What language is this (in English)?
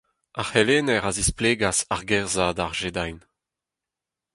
Breton